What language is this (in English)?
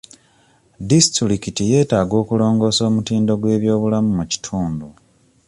Ganda